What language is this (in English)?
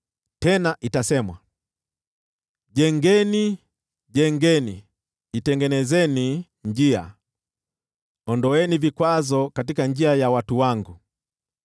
Swahili